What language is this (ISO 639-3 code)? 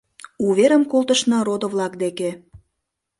chm